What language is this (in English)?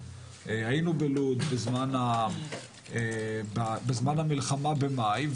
Hebrew